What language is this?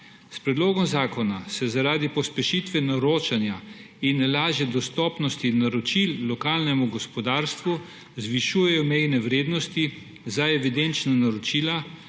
Slovenian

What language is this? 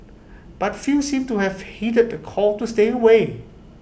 English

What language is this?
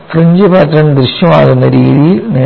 Malayalam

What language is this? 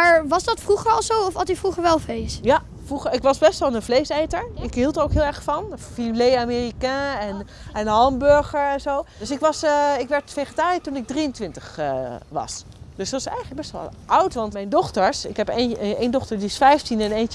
Dutch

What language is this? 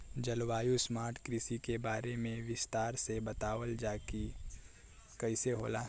Bhojpuri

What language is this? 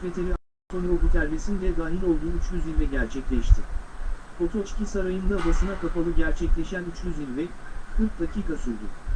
Turkish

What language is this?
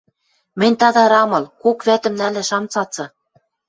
Western Mari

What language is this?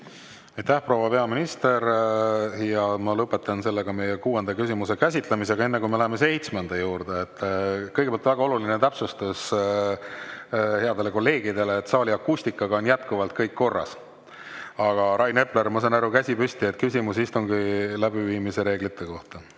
Estonian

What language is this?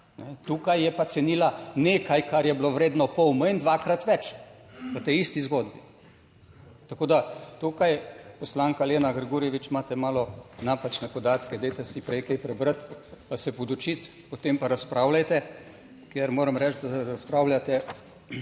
Slovenian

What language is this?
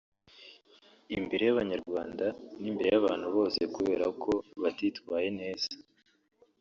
Kinyarwanda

